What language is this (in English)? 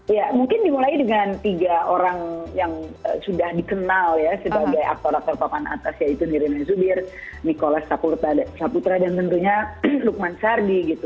Indonesian